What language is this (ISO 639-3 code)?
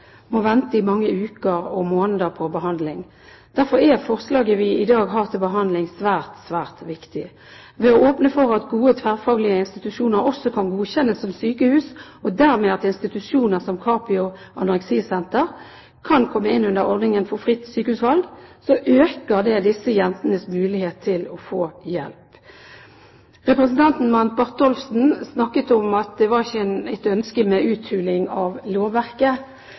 nob